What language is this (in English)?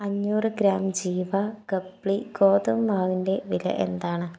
Malayalam